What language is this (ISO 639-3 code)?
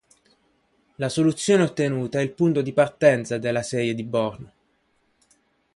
ita